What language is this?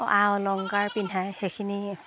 Assamese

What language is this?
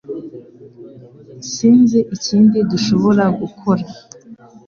Kinyarwanda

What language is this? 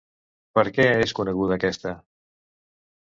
Catalan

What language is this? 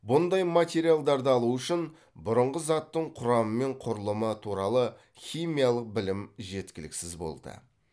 Kazakh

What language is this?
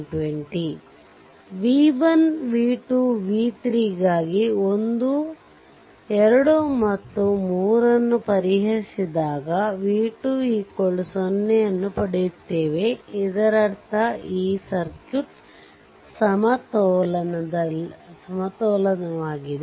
Kannada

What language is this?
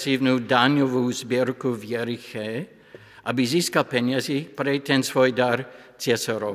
Slovak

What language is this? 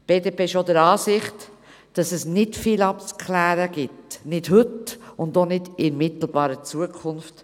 Swiss German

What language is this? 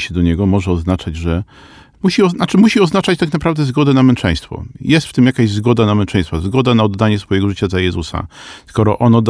Polish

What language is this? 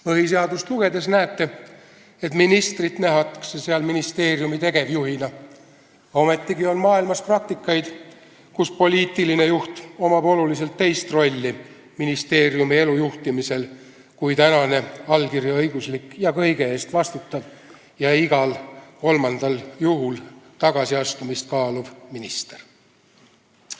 Estonian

